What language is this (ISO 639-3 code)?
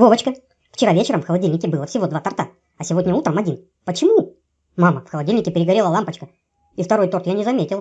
rus